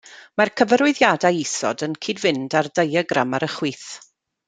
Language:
Welsh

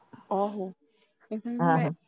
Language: Punjabi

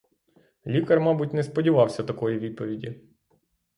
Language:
Ukrainian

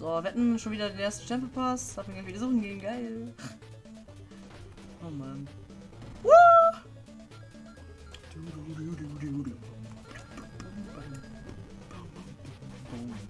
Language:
German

